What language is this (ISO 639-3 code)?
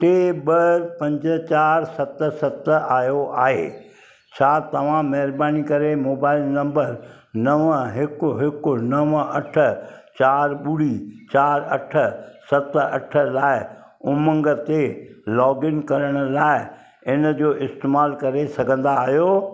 snd